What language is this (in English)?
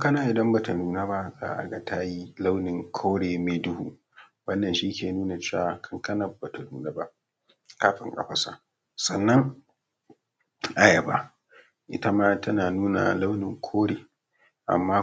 Hausa